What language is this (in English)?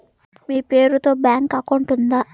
Telugu